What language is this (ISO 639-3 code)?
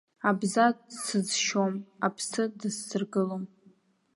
abk